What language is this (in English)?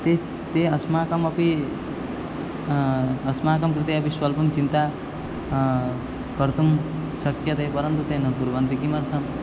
Sanskrit